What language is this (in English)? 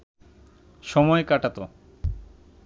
Bangla